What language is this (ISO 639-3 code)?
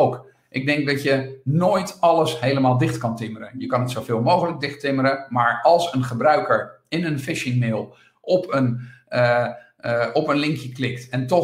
nld